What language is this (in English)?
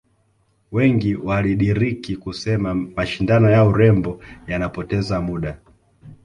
Swahili